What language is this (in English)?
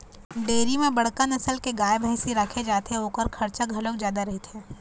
Chhattisgarhi